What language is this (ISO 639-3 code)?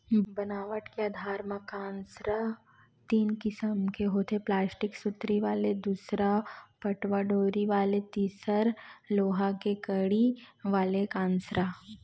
hne